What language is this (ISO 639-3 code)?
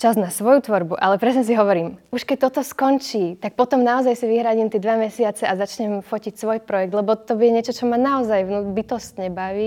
slk